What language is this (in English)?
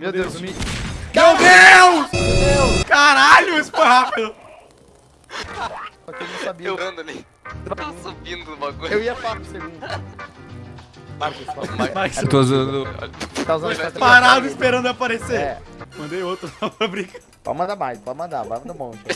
Portuguese